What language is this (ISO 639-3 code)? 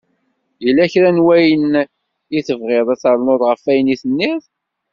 kab